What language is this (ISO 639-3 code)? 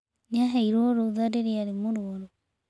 kik